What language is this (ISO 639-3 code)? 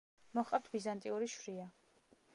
kat